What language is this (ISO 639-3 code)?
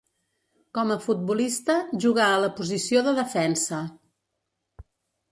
cat